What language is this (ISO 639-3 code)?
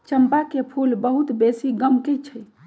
mag